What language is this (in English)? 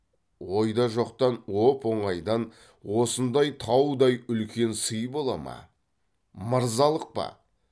Kazakh